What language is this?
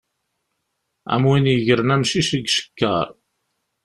Kabyle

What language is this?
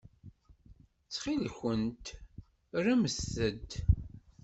Kabyle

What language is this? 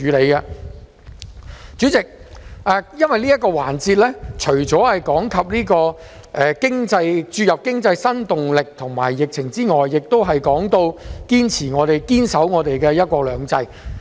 Cantonese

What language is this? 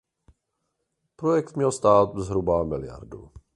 Czech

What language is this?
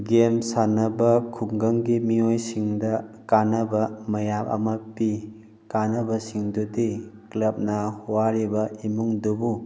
Manipuri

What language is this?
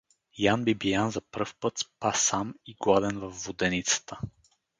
Bulgarian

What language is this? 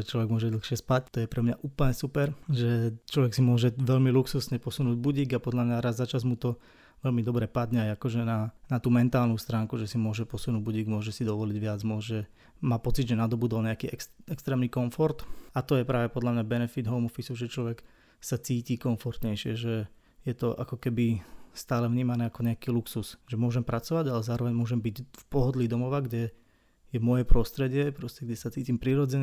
Slovak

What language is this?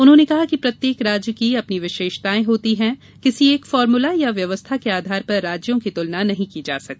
Hindi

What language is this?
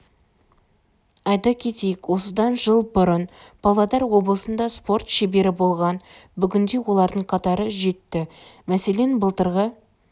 Kazakh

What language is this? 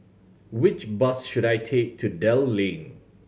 English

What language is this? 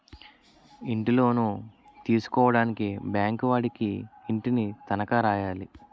Telugu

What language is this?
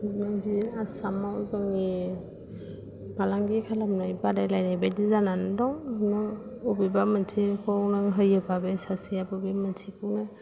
Bodo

